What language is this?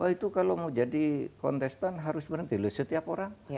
Indonesian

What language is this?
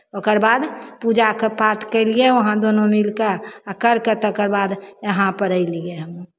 Maithili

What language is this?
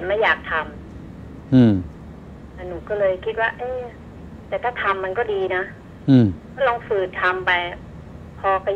Thai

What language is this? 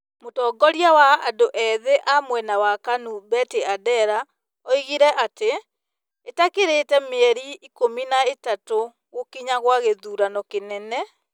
Kikuyu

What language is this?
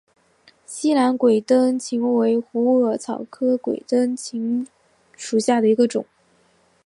Chinese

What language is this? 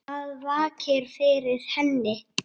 Icelandic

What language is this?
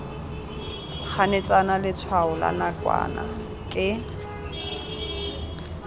Tswana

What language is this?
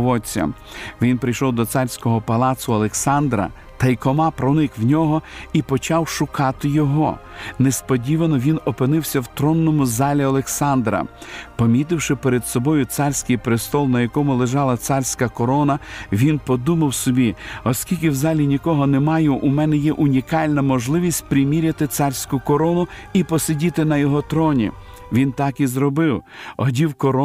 Ukrainian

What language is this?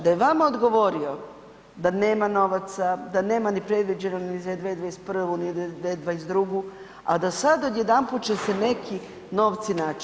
Croatian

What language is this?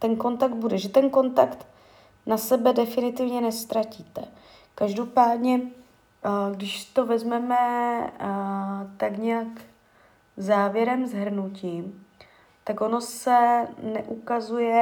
Czech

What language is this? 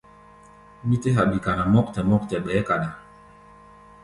Gbaya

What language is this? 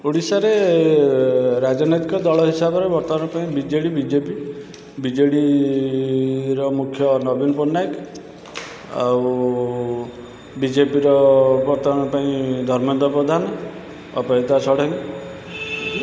Odia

